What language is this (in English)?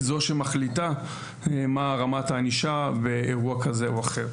Hebrew